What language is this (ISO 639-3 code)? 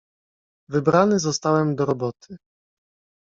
pol